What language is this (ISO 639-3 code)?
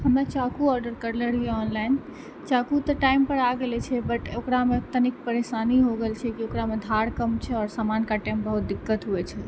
mai